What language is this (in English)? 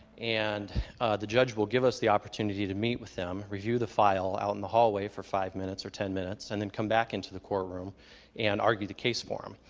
English